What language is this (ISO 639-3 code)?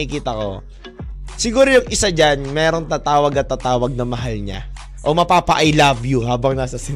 fil